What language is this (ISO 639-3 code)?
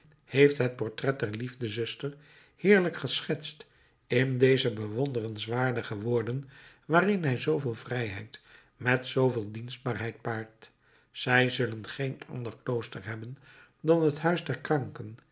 nld